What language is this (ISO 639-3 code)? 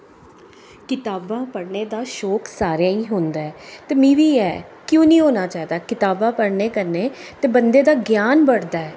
doi